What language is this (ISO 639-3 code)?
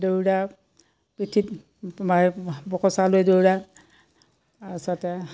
asm